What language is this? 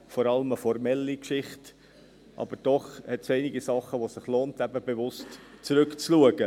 Swiss German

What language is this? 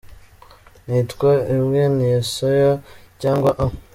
Kinyarwanda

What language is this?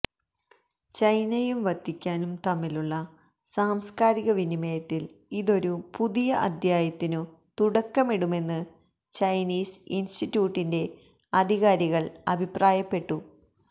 Malayalam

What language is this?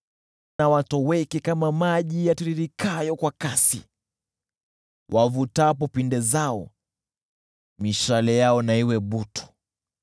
Swahili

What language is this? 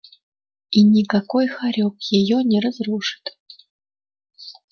Russian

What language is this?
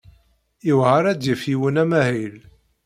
Kabyle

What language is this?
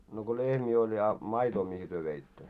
Finnish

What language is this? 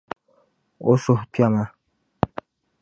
Dagbani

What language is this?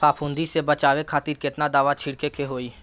Bhojpuri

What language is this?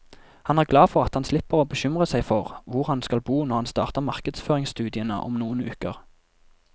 Norwegian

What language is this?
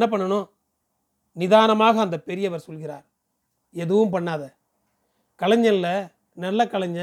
Tamil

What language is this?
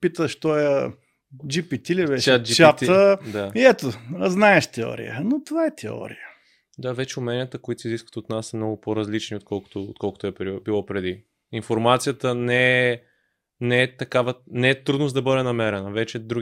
Bulgarian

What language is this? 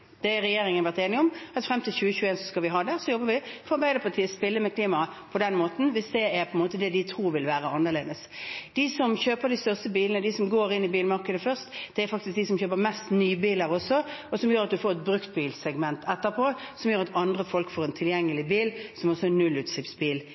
Norwegian Bokmål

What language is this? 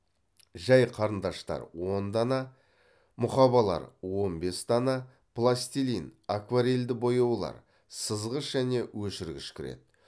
Kazakh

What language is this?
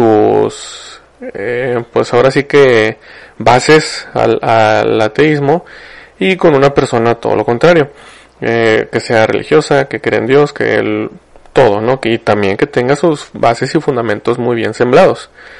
Spanish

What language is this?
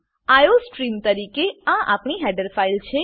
Gujarati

